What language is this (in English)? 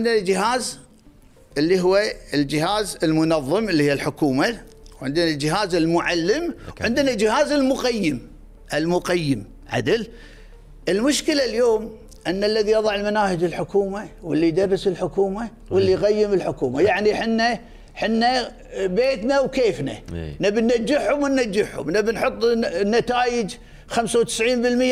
Arabic